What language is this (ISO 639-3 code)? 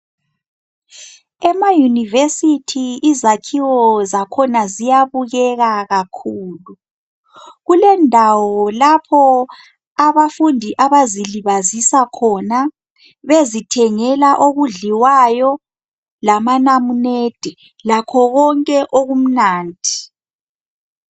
nde